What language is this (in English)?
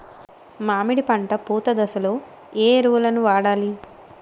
Telugu